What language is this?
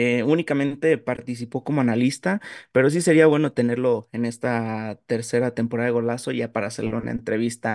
Spanish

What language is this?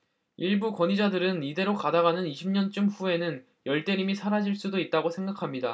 Korean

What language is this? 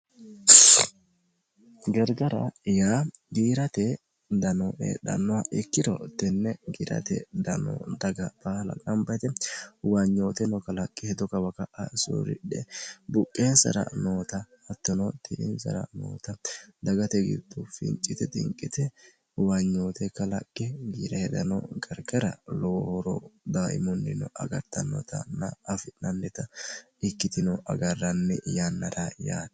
Sidamo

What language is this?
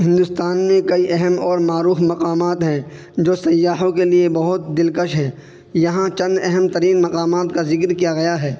Urdu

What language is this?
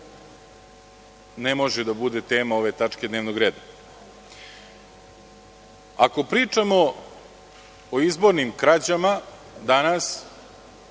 Serbian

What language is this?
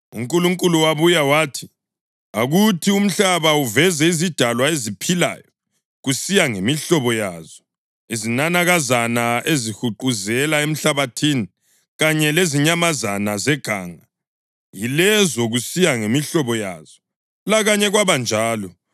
North Ndebele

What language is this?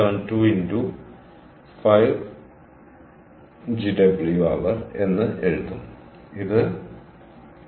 Malayalam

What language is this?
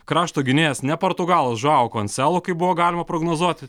Lithuanian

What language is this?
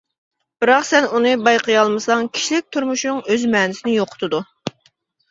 Uyghur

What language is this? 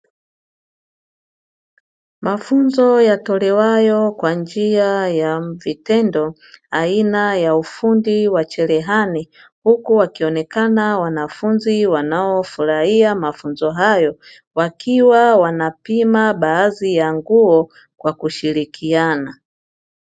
Swahili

